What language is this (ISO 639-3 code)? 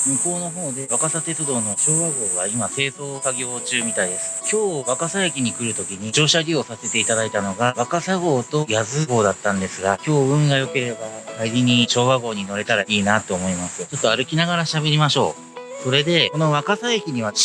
jpn